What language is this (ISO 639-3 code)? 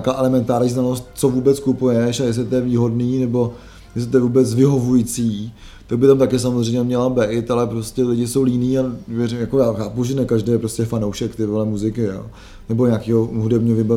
ces